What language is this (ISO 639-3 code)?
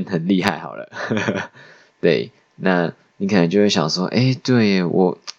zho